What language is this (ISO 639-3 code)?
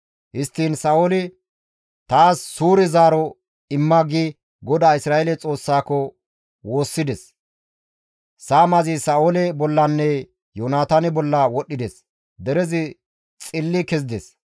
gmv